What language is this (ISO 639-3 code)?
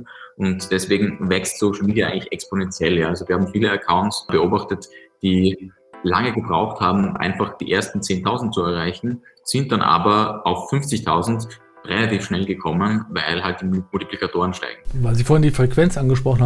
deu